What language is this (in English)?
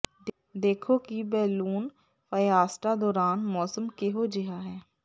Punjabi